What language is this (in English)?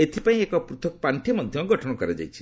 Odia